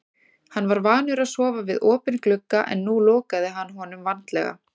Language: Icelandic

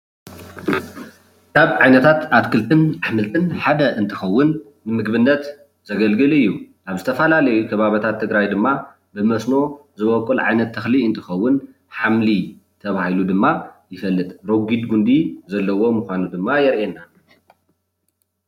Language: Tigrinya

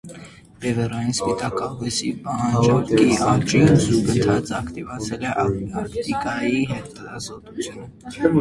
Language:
Armenian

